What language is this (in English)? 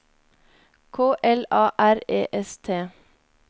Norwegian